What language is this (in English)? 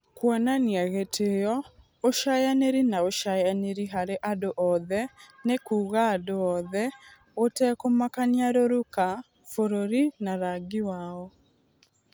Kikuyu